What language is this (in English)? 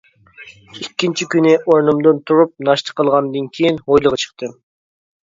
Uyghur